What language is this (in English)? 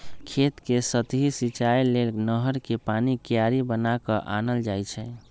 Magahi